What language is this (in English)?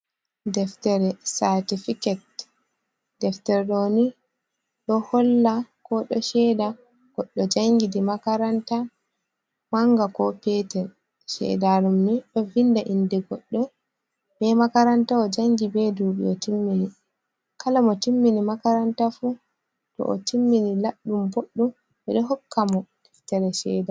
Fula